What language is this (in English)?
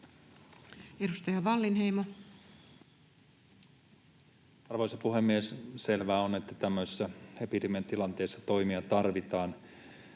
Finnish